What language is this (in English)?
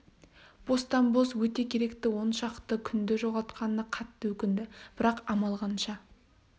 Kazakh